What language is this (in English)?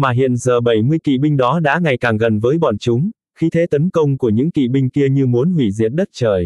Vietnamese